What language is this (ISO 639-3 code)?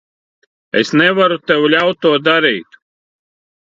lav